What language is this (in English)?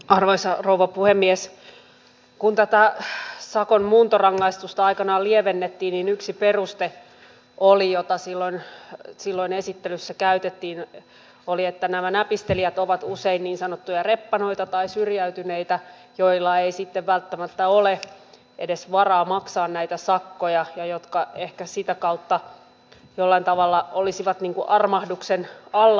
Finnish